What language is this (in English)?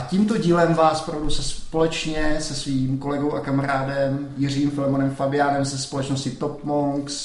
Czech